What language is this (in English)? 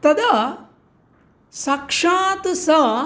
Sanskrit